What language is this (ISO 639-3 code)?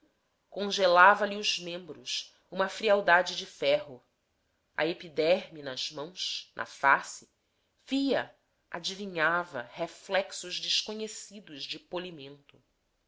por